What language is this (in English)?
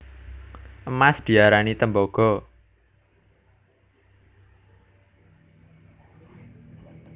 Javanese